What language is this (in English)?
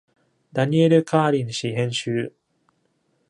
Japanese